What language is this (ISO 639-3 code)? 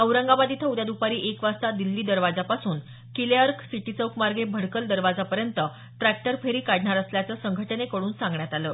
mar